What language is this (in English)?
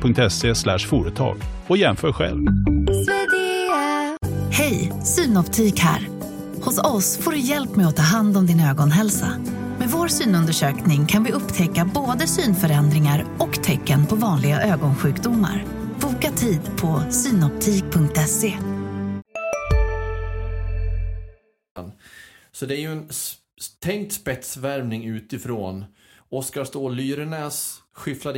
Swedish